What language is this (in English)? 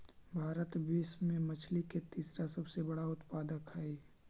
Magahi